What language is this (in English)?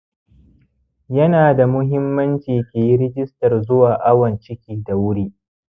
Hausa